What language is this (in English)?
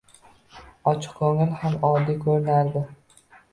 Uzbek